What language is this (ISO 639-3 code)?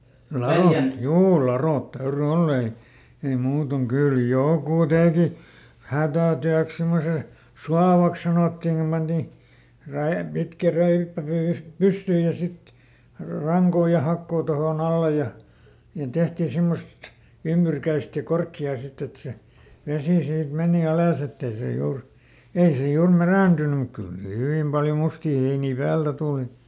fin